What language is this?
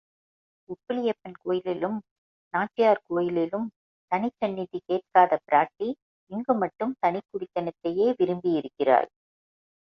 Tamil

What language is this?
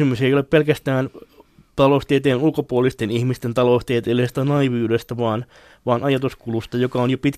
Finnish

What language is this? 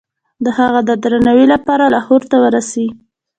Pashto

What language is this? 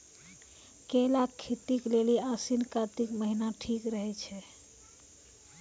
Maithili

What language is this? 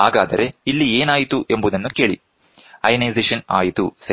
Kannada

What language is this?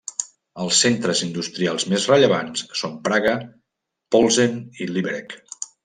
Catalan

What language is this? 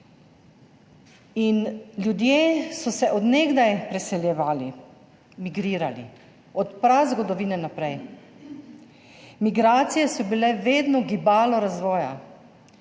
Slovenian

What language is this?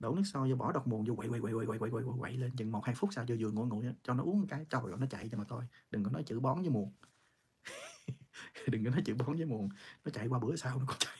Vietnamese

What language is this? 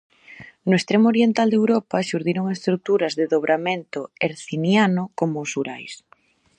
Galician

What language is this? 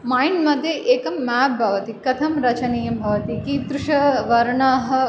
Sanskrit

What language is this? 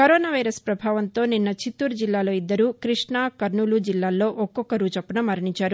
Telugu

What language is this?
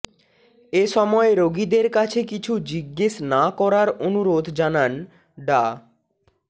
Bangla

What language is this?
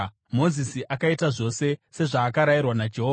Shona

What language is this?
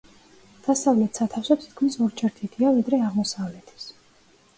Georgian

